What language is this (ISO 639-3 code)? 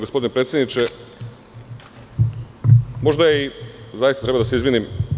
srp